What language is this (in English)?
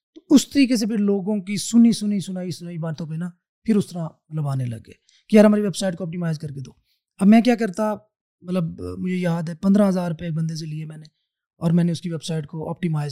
Urdu